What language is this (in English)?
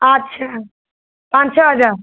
Hindi